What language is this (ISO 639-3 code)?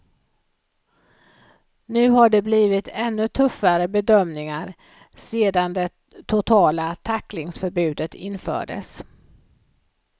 swe